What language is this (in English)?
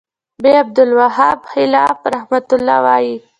Pashto